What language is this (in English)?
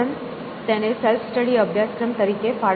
Gujarati